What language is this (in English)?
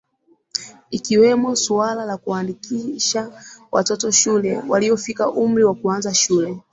Swahili